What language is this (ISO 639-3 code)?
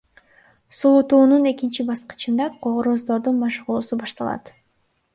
kir